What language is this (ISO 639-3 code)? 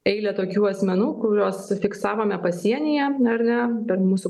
lit